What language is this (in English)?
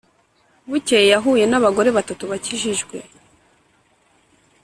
Kinyarwanda